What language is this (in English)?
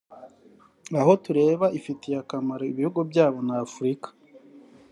Kinyarwanda